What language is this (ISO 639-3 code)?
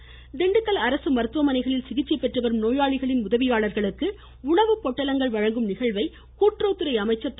tam